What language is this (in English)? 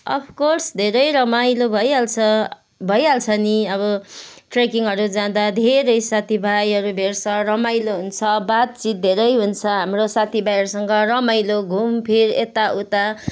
Nepali